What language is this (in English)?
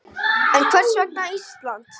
Icelandic